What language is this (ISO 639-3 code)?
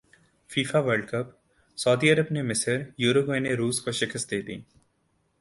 urd